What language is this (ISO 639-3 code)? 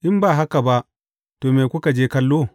hau